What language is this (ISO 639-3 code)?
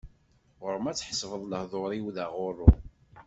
kab